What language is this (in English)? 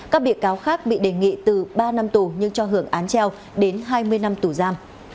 Vietnamese